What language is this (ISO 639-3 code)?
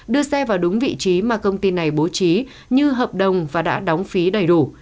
vie